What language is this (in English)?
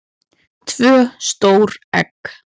Icelandic